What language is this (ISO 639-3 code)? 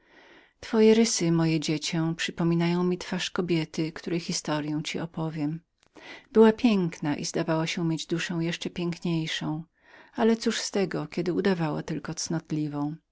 pol